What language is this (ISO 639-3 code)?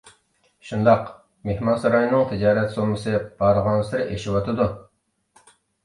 uig